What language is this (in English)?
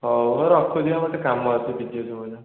Odia